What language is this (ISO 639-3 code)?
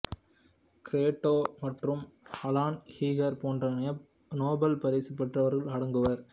tam